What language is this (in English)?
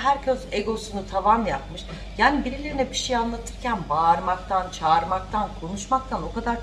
Turkish